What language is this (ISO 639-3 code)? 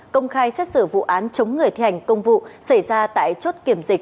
vie